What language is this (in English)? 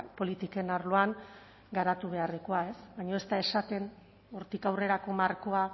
Basque